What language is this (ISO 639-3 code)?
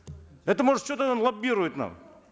kaz